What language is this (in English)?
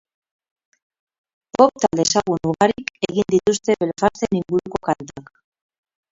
Basque